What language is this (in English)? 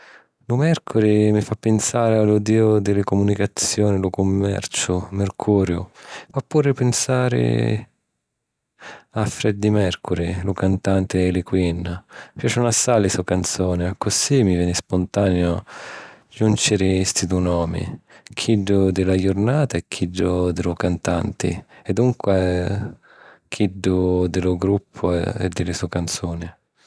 Sicilian